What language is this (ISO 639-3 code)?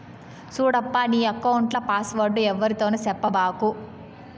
tel